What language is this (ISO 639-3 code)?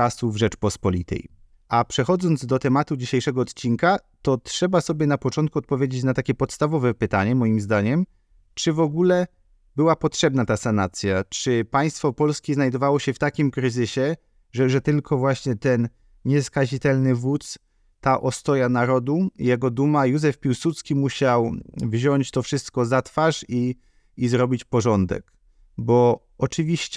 pol